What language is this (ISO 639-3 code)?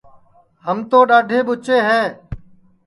ssi